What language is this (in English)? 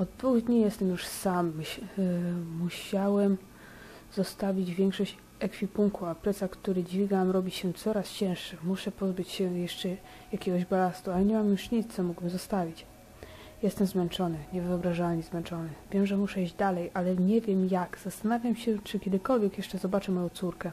Polish